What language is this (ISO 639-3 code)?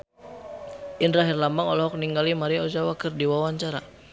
sun